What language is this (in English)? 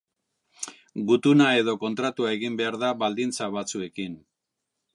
Basque